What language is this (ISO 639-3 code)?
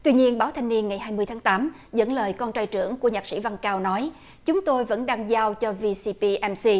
vie